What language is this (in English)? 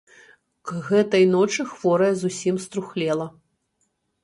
Belarusian